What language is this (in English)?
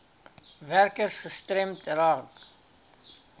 Afrikaans